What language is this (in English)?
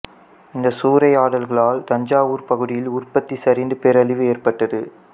Tamil